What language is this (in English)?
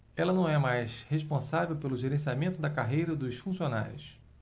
Portuguese